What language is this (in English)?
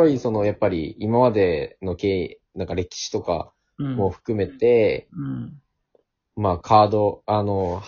Japanese